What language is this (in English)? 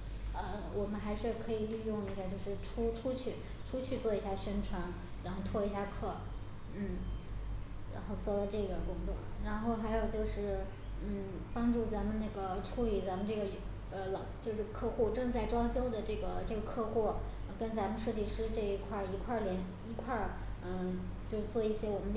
Chinese